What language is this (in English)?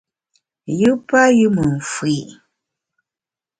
Bamun